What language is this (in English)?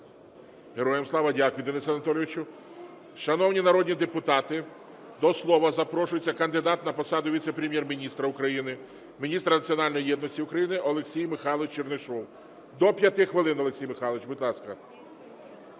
Ukrainian